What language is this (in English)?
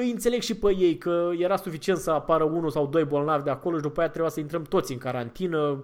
Romanian